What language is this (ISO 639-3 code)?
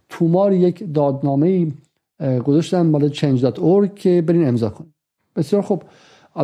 fas